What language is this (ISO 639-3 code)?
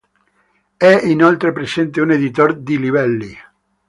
ita